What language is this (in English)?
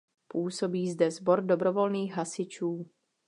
Czech